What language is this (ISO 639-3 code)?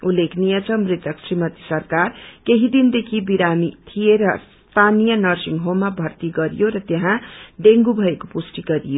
nep